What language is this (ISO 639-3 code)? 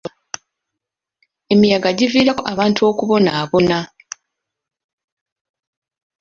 lug